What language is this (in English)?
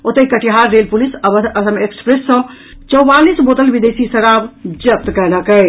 Maithili